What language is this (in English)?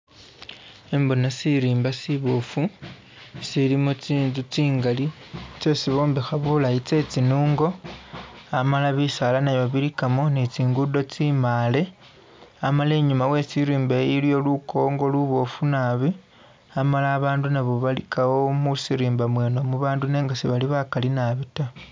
Masaaba